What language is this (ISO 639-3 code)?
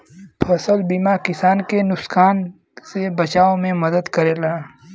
bho